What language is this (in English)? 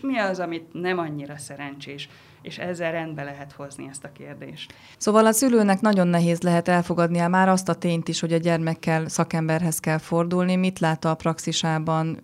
Hungarian